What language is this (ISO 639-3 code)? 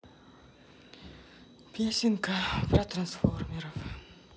rus